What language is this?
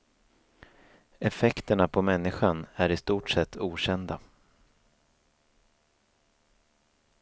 Swedish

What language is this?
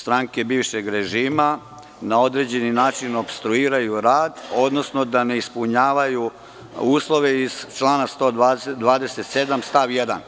Serbian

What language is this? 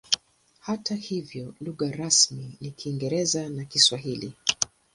Swahili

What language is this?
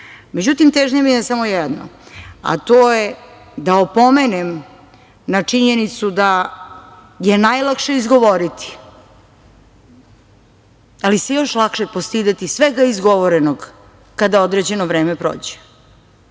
Serbian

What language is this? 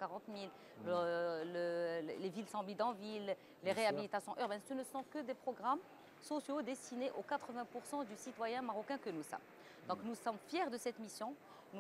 French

